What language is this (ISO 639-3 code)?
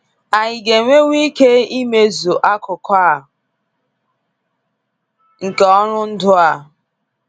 ibo